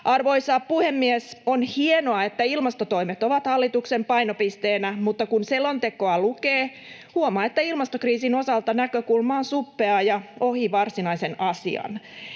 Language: Finnish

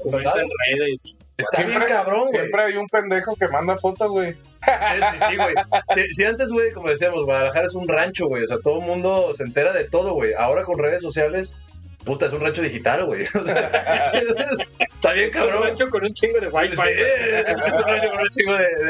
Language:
Spanish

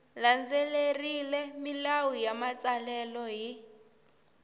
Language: Tsonga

